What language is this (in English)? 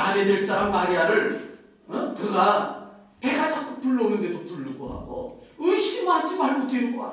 Korean